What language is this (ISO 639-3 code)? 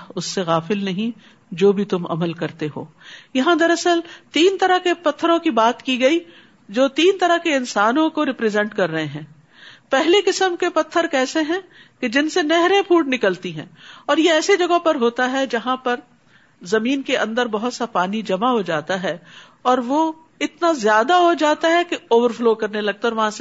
urd